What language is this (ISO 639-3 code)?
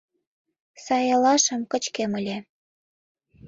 chm